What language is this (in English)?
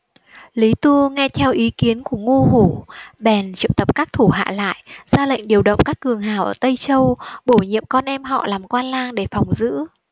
Vietnamese